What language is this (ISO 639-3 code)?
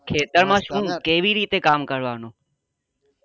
guj